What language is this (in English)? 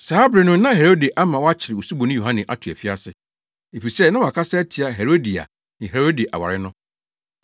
Akan